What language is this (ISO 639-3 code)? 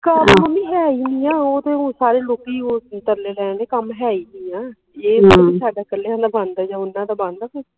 pan